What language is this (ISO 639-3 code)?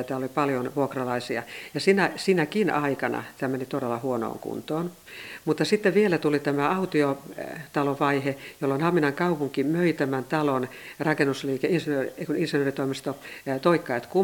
fin